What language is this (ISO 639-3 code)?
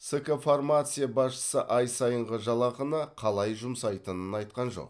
kaz